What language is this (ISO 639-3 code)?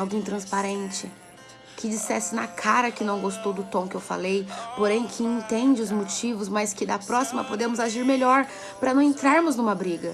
por